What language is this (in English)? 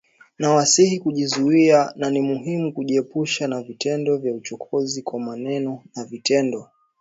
Swahili